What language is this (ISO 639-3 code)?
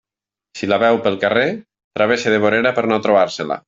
cat